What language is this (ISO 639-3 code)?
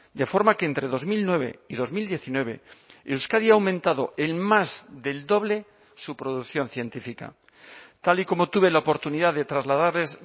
spa